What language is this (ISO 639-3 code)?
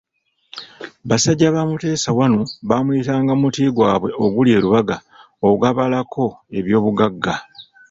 lug